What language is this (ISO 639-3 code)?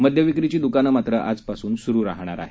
mar